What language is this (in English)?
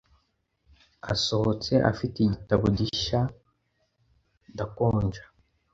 Kinyarwanda